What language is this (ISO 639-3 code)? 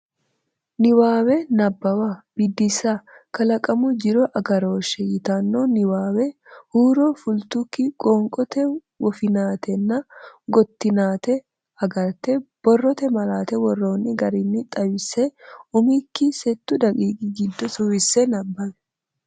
sid